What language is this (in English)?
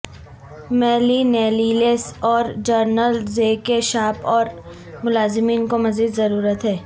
Urdu